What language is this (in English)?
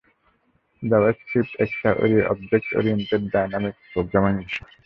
Bangla